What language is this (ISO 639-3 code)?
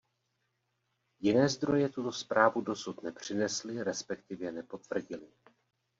ces